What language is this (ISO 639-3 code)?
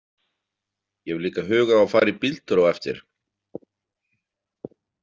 isl